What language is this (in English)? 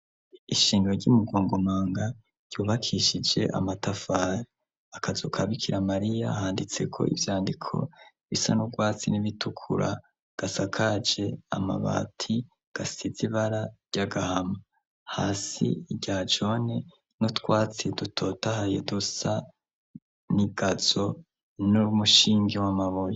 Rundi